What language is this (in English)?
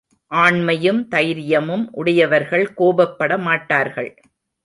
Tamil